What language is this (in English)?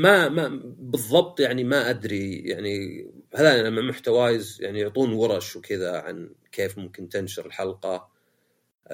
Arabic